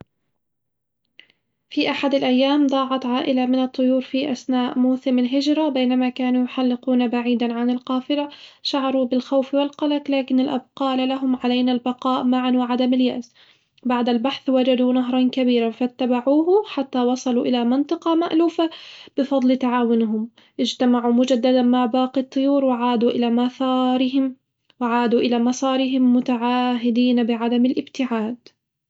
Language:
Hijazi Arabic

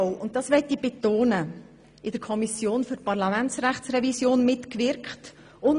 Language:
Swiss German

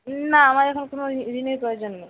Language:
Bangla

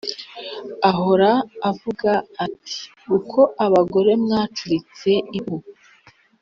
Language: Kinyarwanda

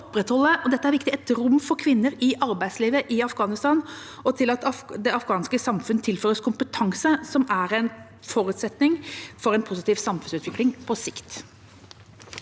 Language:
Norwegian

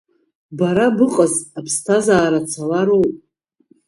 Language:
Abkhazian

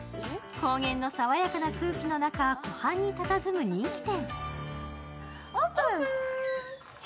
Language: Japanese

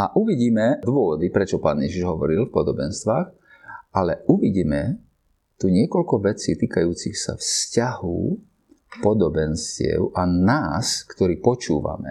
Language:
Slovak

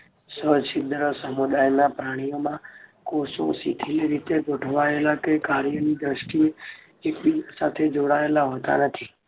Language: Gujarati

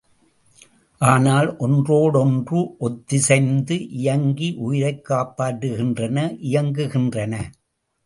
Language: Tamil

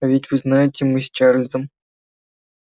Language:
Russian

